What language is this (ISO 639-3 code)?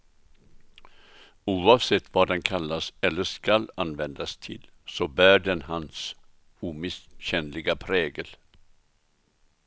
swe